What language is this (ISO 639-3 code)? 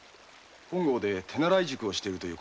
jpn